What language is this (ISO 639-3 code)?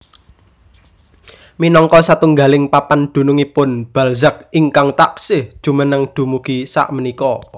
jav